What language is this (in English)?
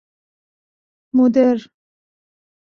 Persian